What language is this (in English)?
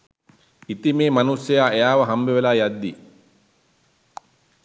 Sinhala